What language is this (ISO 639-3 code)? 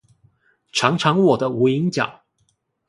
zho